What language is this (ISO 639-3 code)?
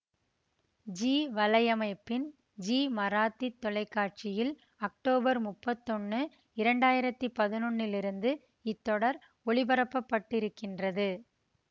tam